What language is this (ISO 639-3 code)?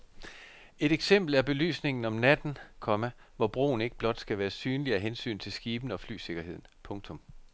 dan